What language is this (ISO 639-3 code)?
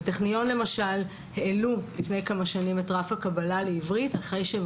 heb